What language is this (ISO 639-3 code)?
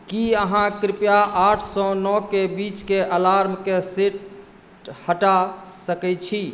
mai